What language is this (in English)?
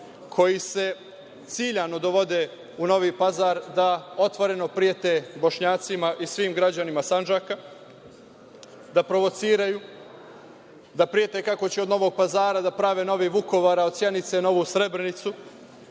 Serbian